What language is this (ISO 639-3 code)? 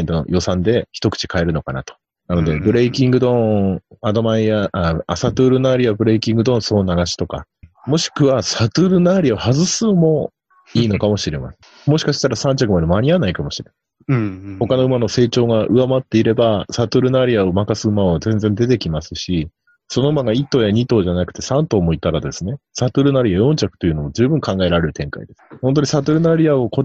jpn